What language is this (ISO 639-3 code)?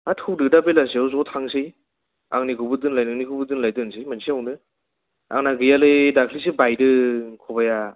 brx